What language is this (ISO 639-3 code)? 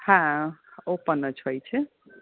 guj